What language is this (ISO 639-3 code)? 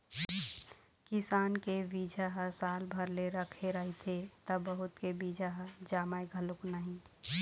hne